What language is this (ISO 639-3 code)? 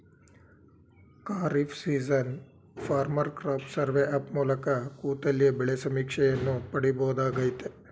kan